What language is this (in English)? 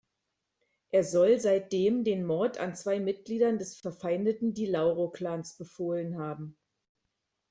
German